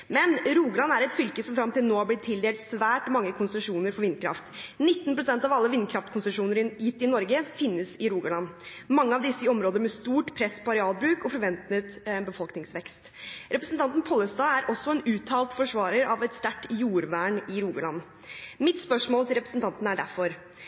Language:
Norwegian Bokmål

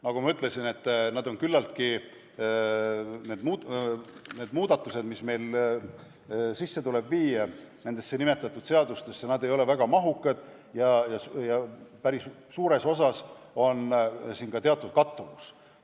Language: Estonian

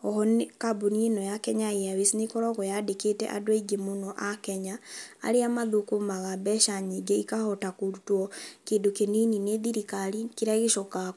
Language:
Kikuyu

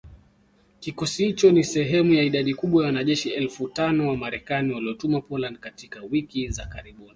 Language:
Swahili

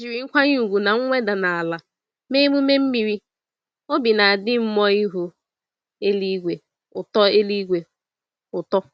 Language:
Igbo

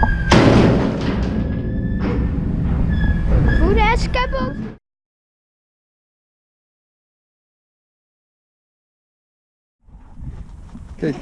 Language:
Dutch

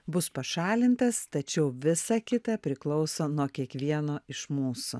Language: Lithuanian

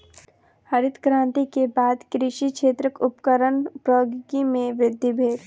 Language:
Maithili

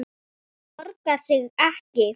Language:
Icelandic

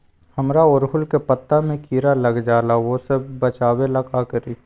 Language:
Magahi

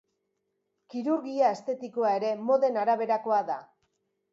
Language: Basque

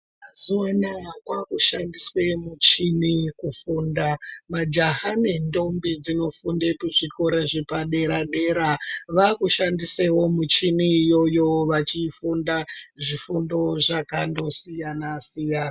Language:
Ndau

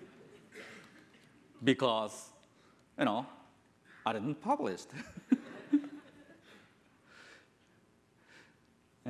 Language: English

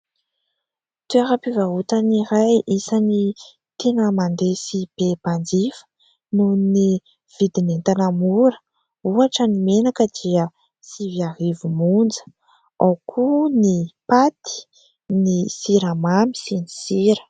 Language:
Malagasy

